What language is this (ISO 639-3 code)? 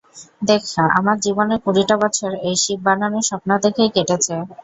ben